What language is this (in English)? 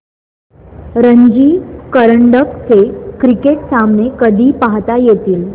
Marathi